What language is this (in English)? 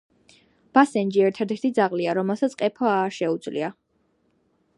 Georgian